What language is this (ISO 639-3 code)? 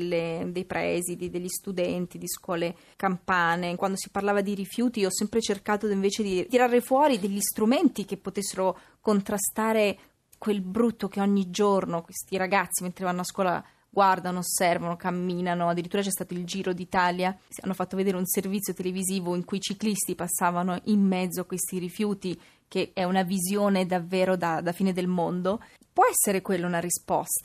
ita